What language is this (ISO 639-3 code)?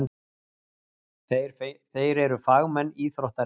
isl